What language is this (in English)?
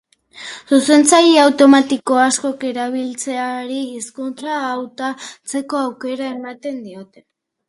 Basque